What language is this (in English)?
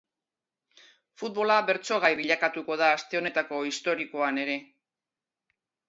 Basque